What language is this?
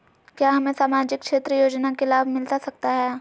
Magahi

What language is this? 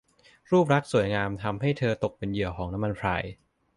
Thai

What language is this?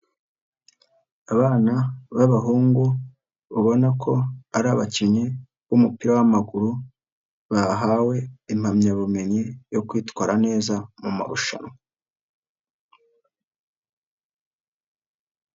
Kinyarwanda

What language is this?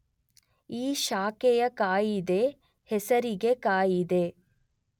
Kannada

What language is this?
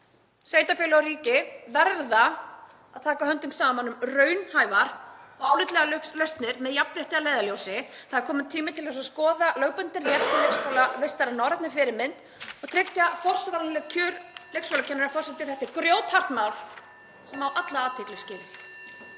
Icelandic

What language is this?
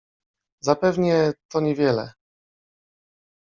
Polish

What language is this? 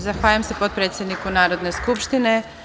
Serbian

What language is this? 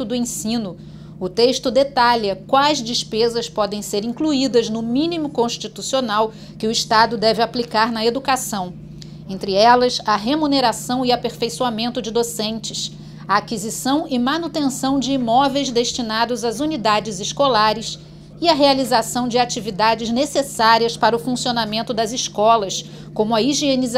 Portuguese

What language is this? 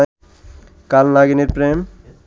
Bangla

